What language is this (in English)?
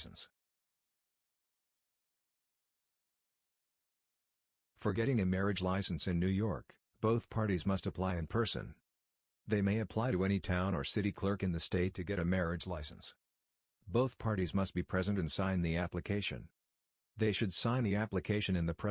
English